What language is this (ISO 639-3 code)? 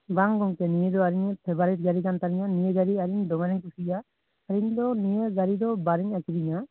sat